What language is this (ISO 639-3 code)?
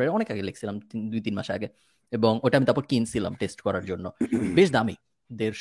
ben